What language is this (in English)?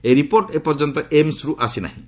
Odia